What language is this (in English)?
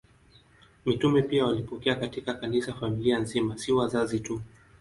Swahili